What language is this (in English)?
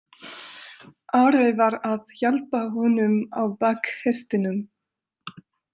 Icelandic